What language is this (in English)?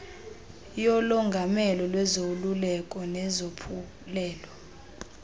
Xhosa